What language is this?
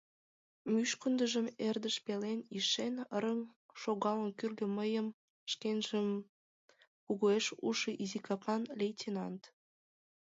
Mari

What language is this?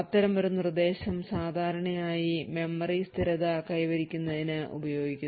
Malayalam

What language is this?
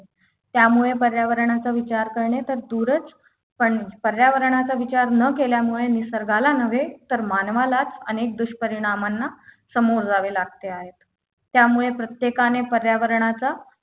Marathi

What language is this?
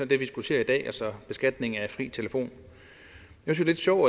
Danish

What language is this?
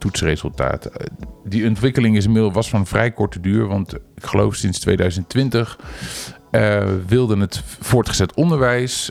Dutch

